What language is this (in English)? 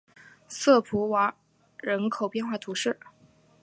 Chinese